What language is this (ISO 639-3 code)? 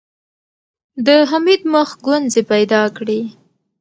pus